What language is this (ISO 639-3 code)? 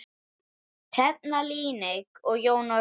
isl